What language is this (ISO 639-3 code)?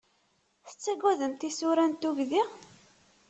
kab